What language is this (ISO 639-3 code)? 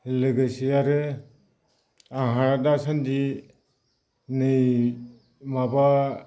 brx